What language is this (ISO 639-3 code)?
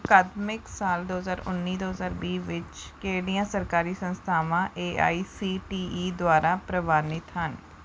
pan